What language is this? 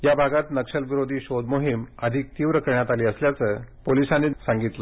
Marathi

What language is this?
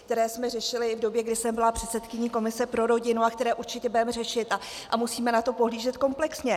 Czech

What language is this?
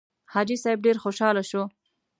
Pashto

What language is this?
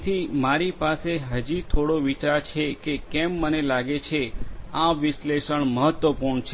Gujarati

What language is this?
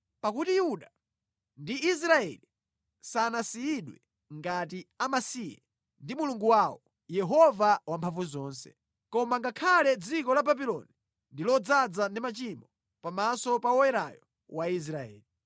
Nyanja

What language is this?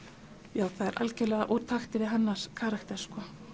Icelandic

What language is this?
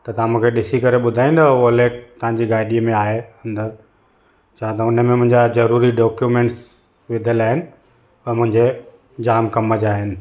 Sindhi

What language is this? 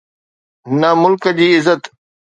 Sindhi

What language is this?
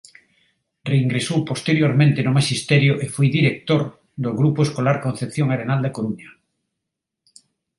Galician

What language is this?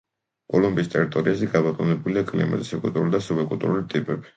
Georgian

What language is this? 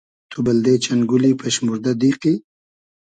Hazaragi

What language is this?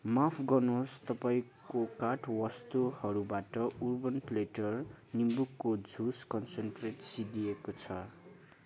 Nepali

